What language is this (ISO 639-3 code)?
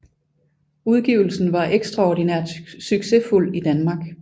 dan